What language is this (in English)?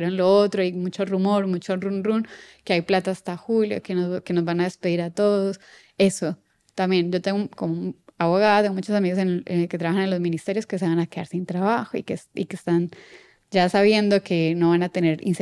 Spanish